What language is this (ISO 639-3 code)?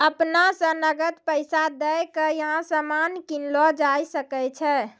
mai